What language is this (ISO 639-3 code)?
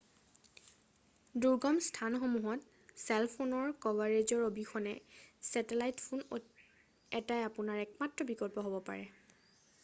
asm